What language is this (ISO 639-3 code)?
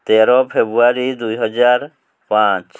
ori